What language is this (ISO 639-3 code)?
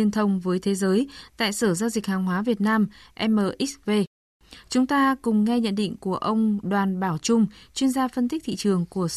vie